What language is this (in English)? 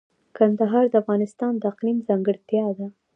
Pashto